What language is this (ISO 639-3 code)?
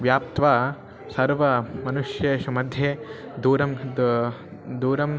san